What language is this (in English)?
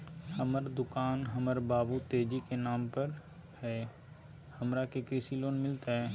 Magahi